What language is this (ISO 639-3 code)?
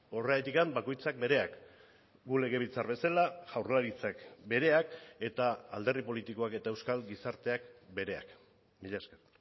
eus